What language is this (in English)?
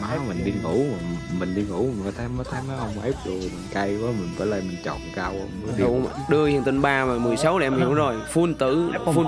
Vietnamese